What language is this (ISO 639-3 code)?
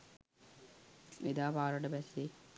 sin